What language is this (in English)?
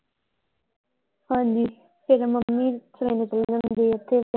Punjabi